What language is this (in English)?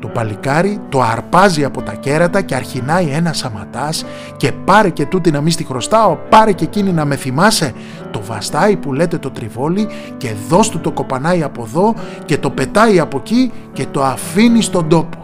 Greek